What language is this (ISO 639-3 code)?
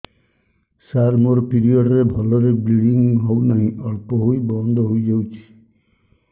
ori